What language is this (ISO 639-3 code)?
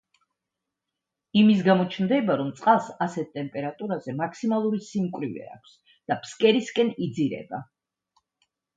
kat